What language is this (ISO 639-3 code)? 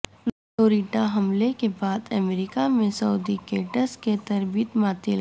urd